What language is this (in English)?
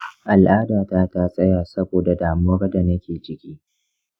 Hausa